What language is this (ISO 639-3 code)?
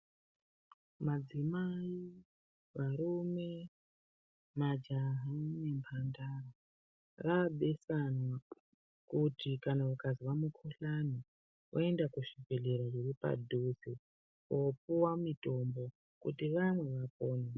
ndc